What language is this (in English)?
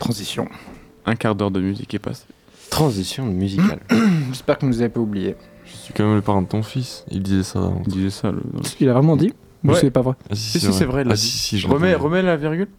French